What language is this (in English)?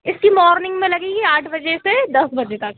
Hindi